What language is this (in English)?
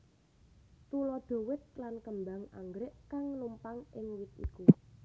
Javanese